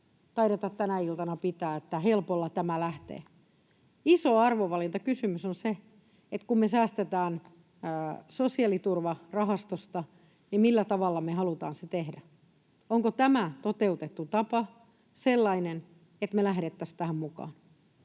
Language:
Finnish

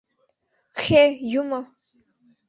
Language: Mari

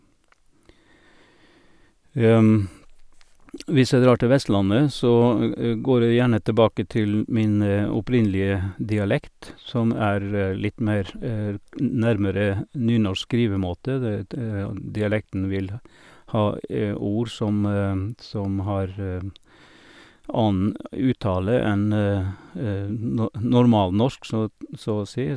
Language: Norwegian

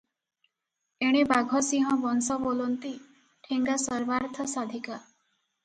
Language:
Odia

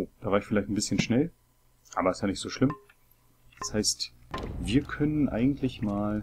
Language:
German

